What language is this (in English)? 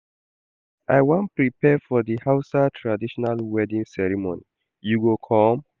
Nigerian Pidgin